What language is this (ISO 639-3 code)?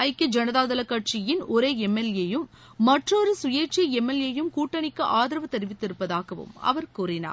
tam